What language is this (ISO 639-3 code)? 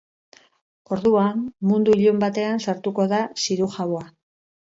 eus